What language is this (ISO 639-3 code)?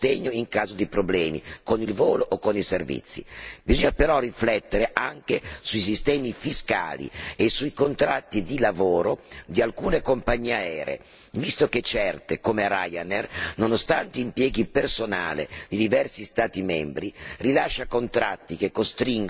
ita